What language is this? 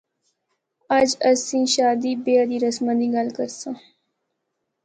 Northern Hindko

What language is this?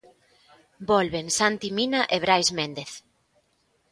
Galician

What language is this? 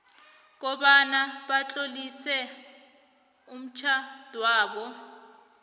South Ndebele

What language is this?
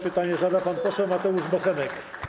Polish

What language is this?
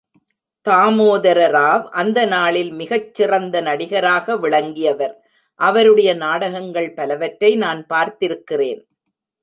Tamil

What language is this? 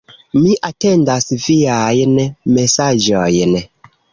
Esperanto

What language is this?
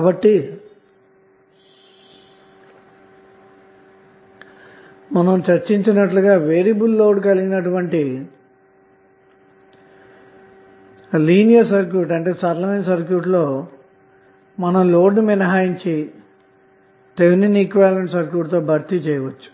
Telugu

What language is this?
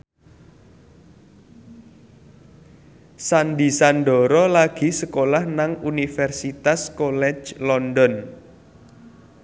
Javanese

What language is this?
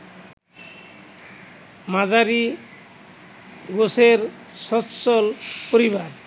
Bangla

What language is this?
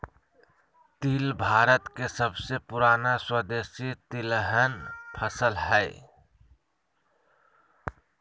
Magahi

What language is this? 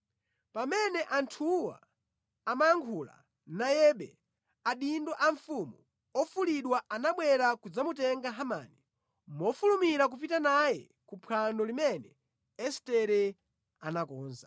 Nyanja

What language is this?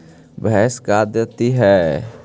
Magahi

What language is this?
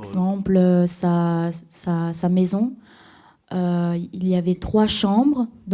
French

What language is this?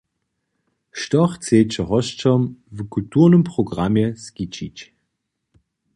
Upper Sorbian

